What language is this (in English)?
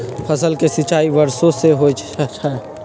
Magahi